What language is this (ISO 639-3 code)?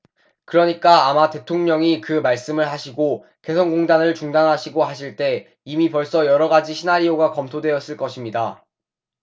kor